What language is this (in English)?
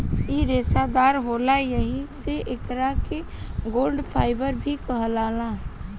Bhojpuri